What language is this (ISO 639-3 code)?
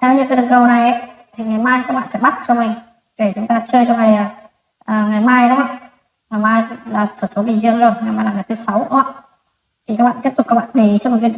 vie